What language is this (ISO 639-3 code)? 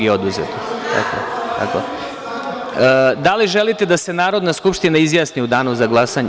srp